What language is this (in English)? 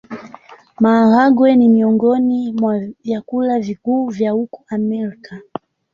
Swahili